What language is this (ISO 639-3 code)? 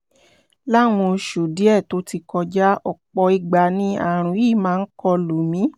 yor